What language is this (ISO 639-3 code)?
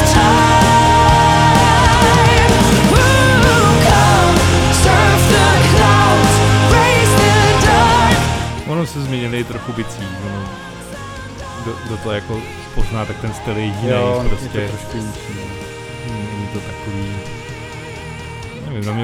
ces